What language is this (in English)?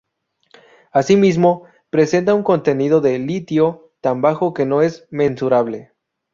Spanish